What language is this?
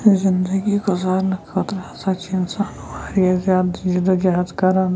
Kashmiri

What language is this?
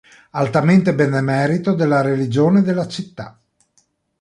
Italian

